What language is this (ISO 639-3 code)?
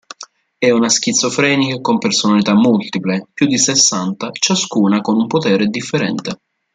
ita